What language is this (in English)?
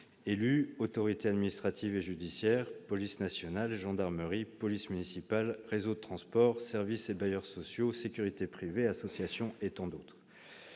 French